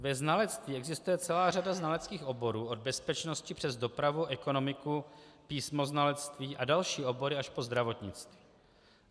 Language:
Czech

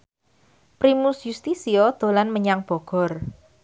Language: Javanese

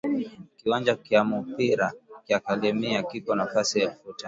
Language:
Swahili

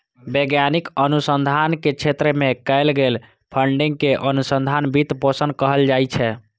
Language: Maithili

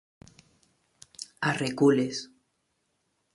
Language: Catalan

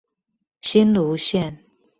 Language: Chinese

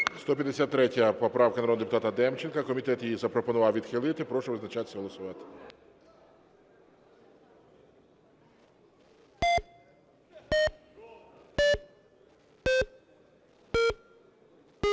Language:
Ukrainian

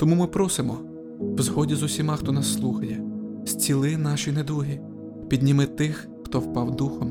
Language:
Ukrainian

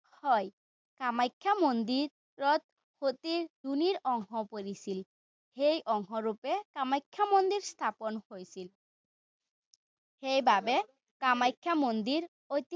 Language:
Assamese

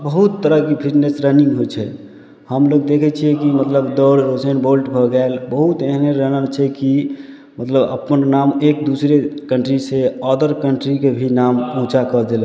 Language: Maithili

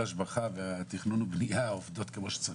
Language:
Hebrew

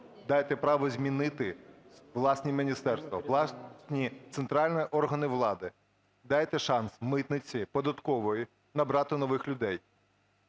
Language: Ukrainian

